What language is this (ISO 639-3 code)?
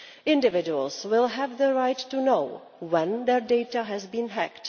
eng